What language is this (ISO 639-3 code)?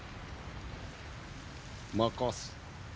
jpn